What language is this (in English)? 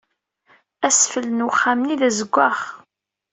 Kabyle